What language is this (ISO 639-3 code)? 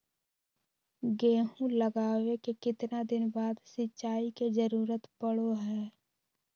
mag